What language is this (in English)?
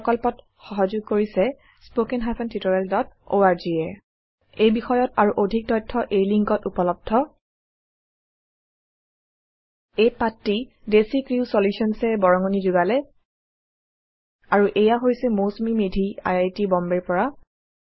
Assamese